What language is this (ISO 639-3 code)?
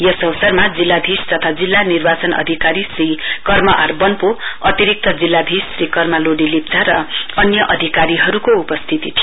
nep